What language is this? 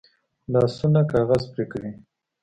Pashto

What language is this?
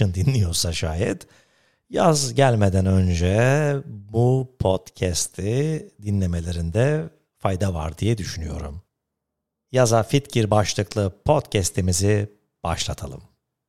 Turkish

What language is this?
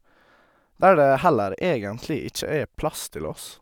Norwegian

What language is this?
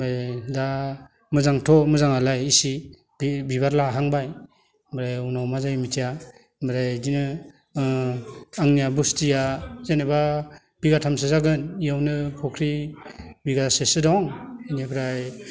Bodo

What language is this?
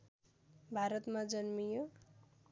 Nepali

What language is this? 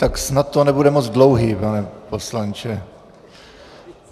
Czech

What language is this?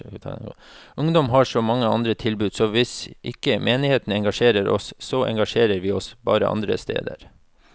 Norwegian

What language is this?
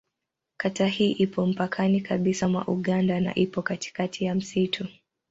Swahili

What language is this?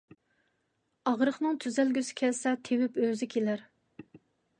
Uyghur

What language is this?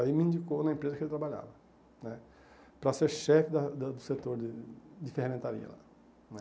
Portuguese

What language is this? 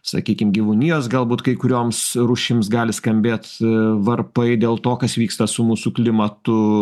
Lithuanian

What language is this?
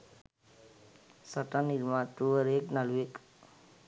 Sinhala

